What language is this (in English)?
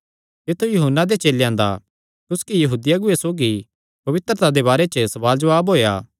Kangri